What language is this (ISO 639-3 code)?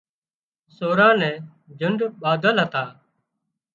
kxp